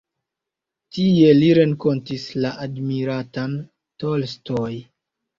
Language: Esperanto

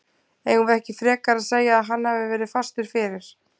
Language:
Icelandic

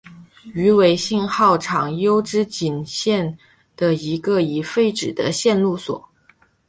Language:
Chinese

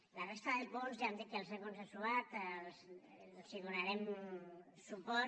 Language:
Catalan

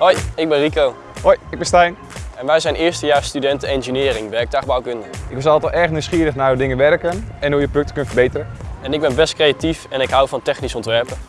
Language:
Dutch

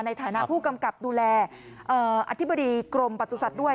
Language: Thai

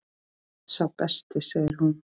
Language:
Icelandic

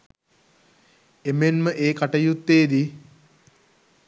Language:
Sinhala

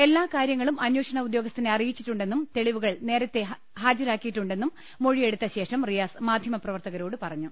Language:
Malayalam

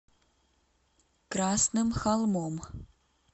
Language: Russian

